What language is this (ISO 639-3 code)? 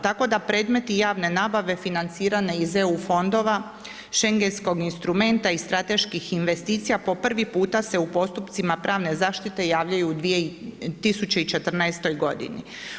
hrv